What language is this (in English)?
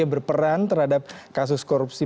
Indonesian